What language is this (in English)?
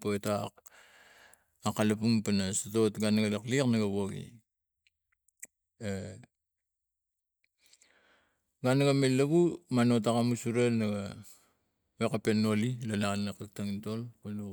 Tigak